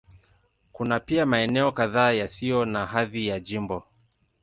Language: Swahili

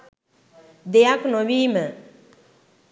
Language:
Sinhala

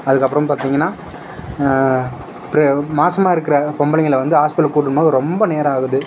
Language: Tamil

